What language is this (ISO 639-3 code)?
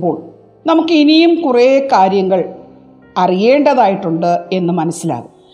mal